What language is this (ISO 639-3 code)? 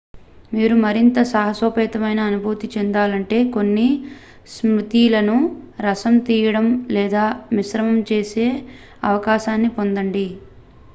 tel